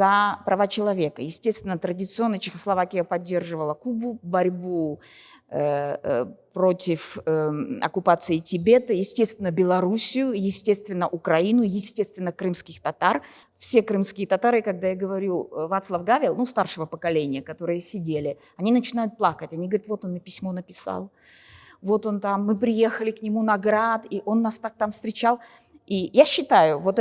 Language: Russian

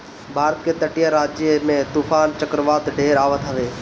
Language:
Bhojpuri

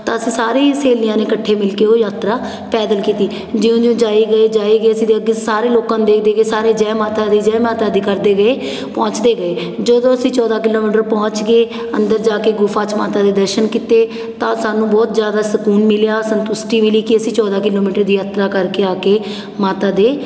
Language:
Punjabi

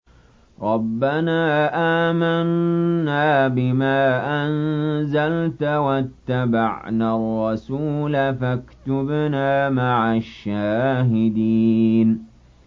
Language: Arabic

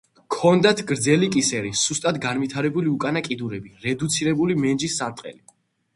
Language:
Georgian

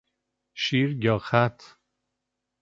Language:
Persian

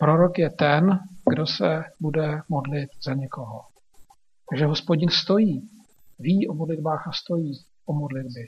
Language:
Czech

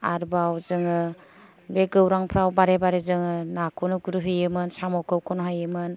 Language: Bodo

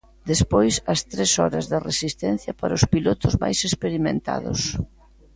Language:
Galician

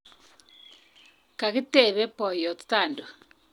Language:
Kalenjin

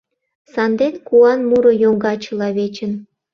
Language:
Mari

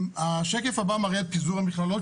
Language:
Hebrew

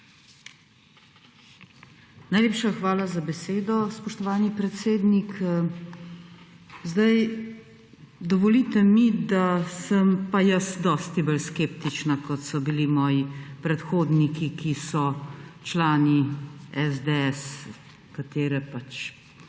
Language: Slovenian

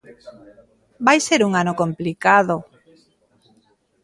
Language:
Galician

